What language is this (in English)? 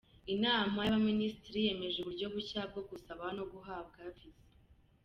Kinyarwanda